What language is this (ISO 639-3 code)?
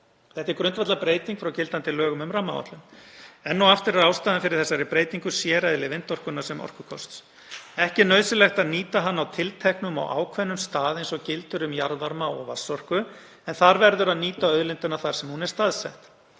isl